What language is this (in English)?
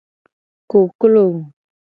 Gen